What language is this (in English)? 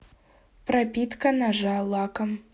Russian